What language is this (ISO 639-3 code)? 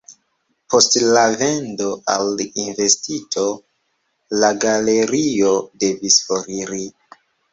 epo